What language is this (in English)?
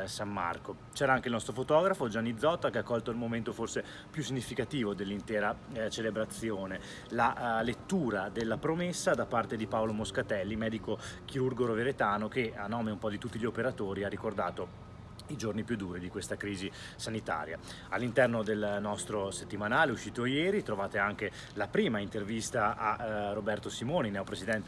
Italian